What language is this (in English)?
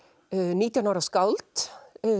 Icelandic